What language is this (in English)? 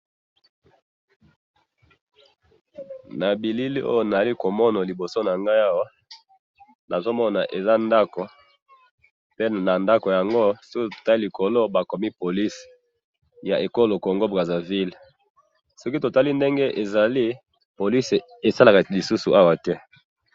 Lingala